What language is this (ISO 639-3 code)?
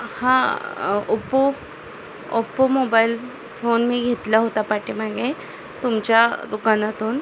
mar